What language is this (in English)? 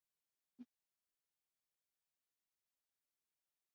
Swahili